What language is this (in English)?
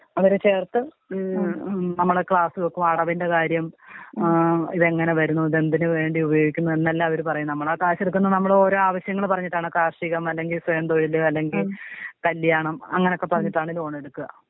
Malayalam